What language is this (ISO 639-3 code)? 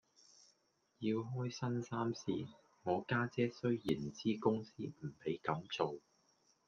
yue